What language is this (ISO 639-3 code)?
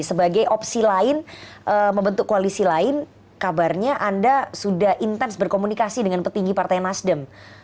ind